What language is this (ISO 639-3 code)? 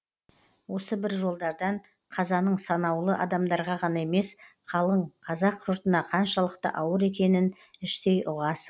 kaz